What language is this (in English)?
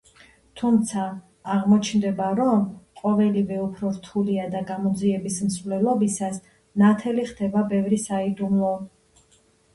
Georgian